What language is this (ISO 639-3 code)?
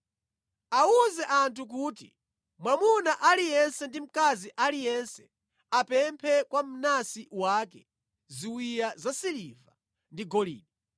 nya